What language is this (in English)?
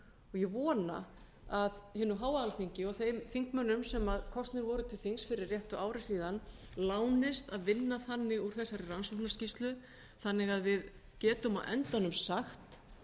Icelandic